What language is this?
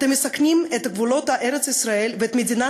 Hebrew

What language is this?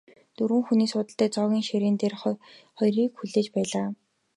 Mongolian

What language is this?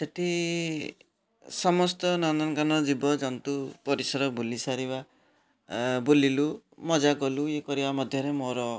Odia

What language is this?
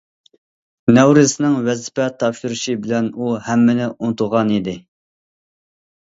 Uyghur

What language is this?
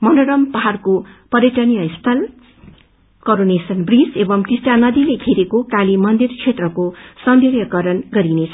Nepali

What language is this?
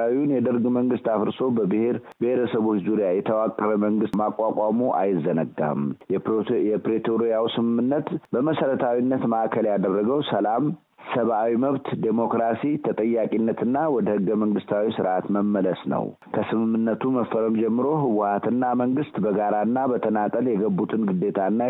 Amharic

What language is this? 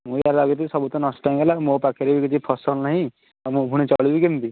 Odia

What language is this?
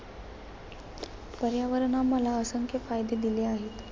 Marathi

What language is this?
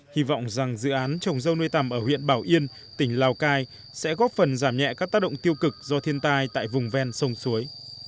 Vietnamese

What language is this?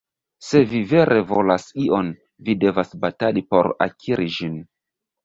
Esperanto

